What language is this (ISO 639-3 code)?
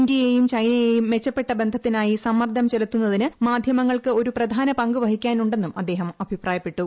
mal